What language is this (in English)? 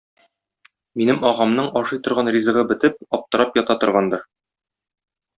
Tatar